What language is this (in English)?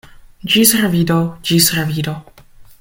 Esperanto